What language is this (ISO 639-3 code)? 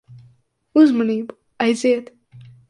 lav